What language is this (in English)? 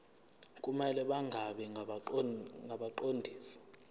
Zulu